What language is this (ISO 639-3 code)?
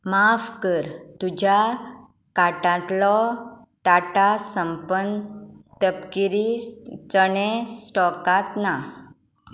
kok